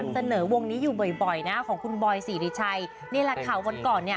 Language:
Thai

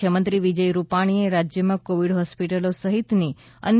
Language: Gujarati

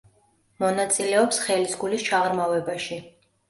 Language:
Georgian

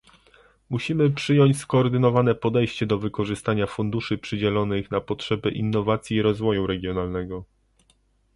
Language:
Polish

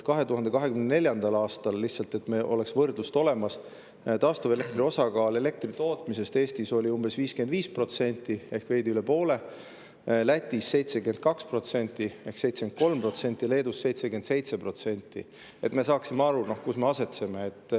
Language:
Estonian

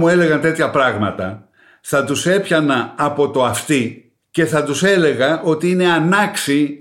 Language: Greek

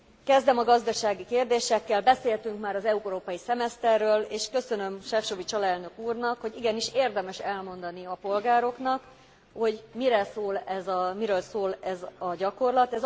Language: Hungarian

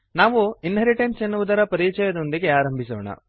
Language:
Kannada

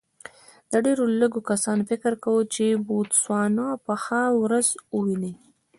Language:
Pashto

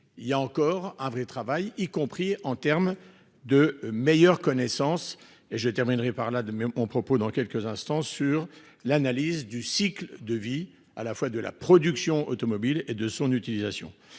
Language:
French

